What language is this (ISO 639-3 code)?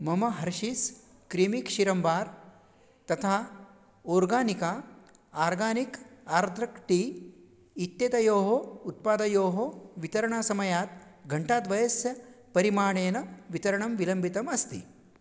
san